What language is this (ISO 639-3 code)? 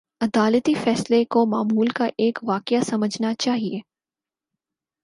urd